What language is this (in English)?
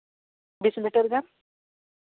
Santali